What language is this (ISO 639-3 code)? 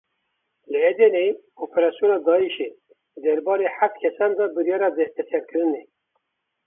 kur